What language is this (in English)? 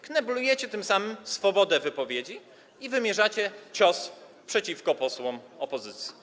Polish